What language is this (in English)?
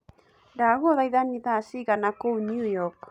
Kikuyu